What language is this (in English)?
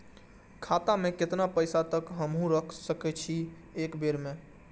Maithili